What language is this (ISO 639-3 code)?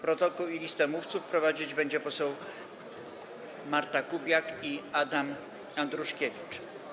pol